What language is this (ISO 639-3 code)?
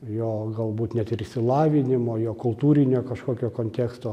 lit